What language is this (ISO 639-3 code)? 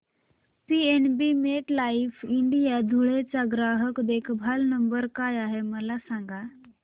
mar